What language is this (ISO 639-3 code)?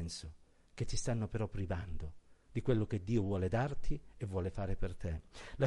ita